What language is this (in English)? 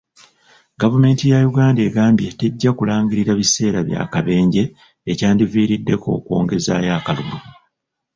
Ganda